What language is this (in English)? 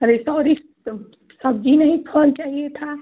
Hindi